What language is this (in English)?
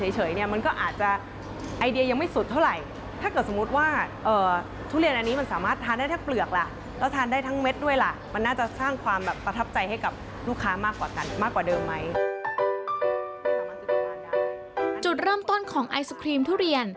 Thai